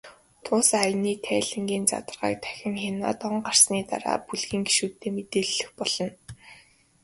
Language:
Mongolian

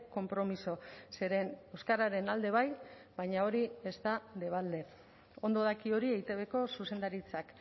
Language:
Basque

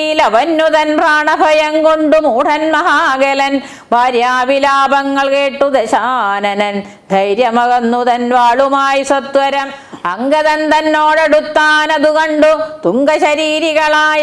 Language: Korean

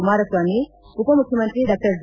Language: Kannada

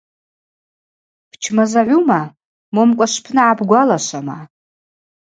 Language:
Abaza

